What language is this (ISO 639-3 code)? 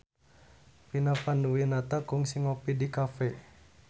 sun